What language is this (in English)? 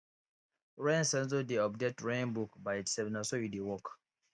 Nigerian Pidgin